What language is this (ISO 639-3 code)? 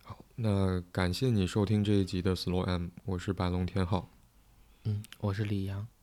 zho